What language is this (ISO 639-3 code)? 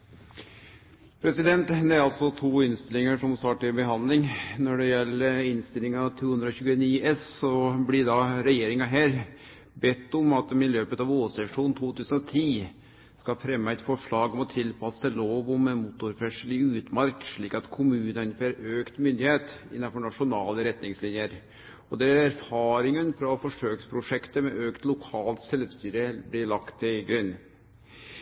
nno